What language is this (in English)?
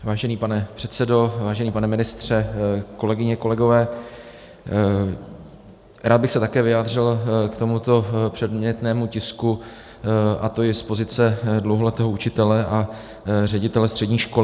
Czech